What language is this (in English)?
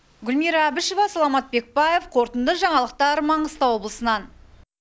Kazakh